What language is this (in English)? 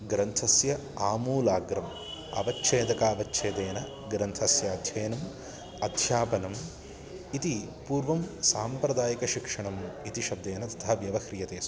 Sanskrit